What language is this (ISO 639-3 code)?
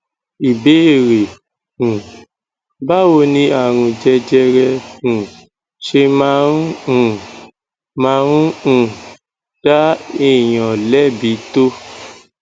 yor